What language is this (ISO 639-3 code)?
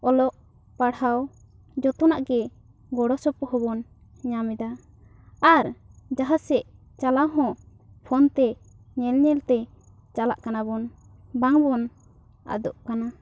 sat